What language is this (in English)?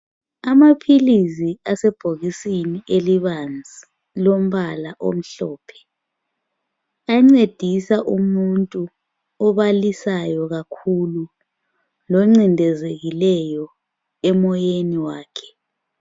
North Ndebele